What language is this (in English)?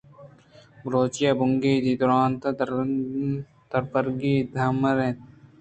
Eastern Balochi